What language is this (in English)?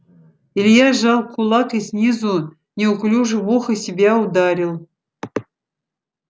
Russian